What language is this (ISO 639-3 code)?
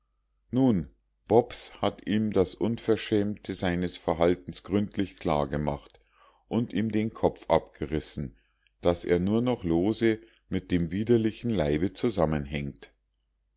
deu